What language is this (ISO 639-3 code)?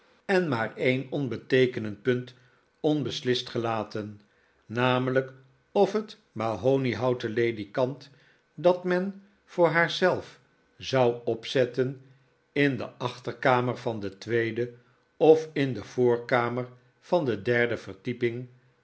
nld